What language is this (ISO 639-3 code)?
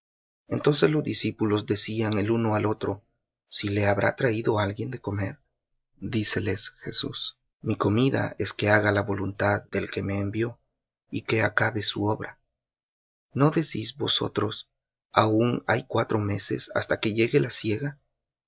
spa